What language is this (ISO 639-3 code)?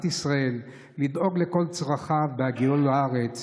heb